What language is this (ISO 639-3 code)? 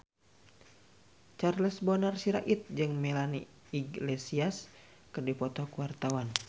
sun